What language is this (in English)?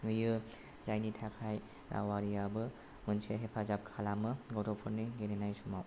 Bodo